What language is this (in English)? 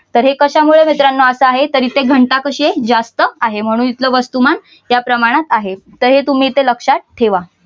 Marathi